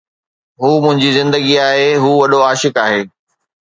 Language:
Sindhi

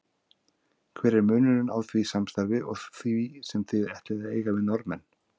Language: Icelandic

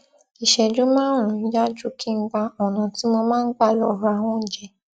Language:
Yoruba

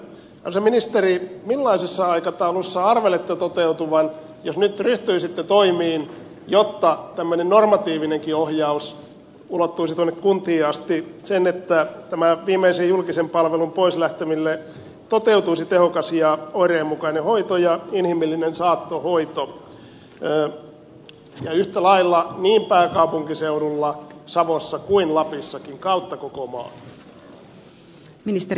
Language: Finnish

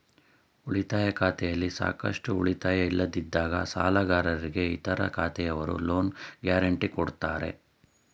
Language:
Kannada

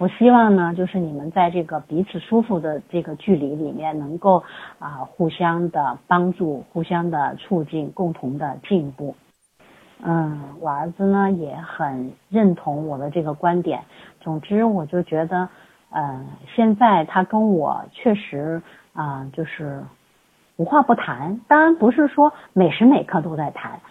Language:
Chinese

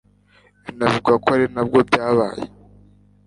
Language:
Kinyarwanda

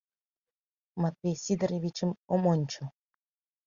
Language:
Mari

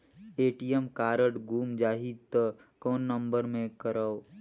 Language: Chhattisgarhi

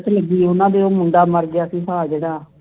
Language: Punjabi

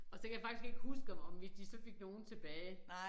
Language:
Danish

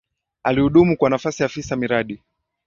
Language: Swahili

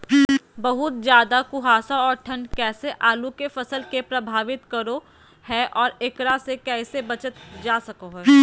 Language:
Magahi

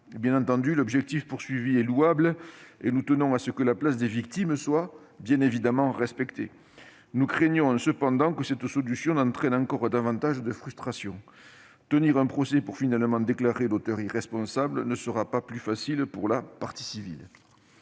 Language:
French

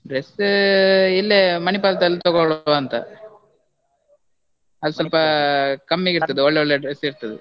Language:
Kannada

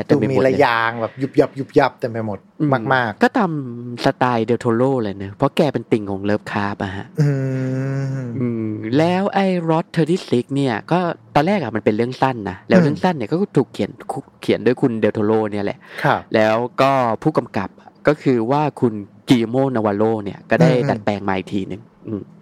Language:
Thai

